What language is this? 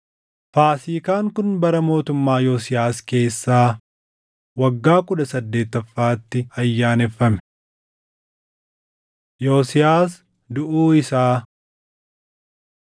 Oromo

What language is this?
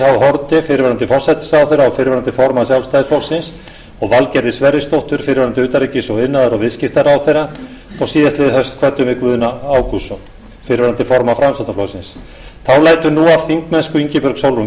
Icelandic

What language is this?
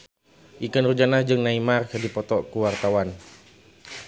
Sundanese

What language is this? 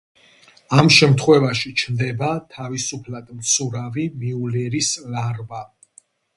Georgian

